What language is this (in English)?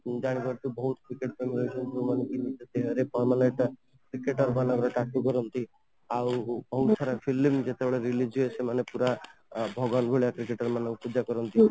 Odia